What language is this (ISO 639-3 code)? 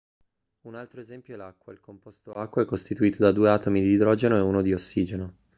ita